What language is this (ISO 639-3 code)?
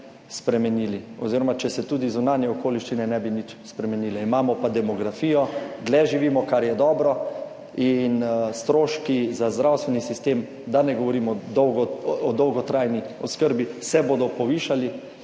slv